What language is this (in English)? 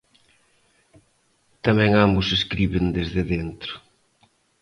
Galician